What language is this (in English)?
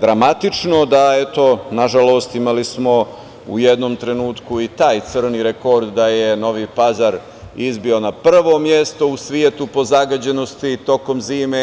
Serbian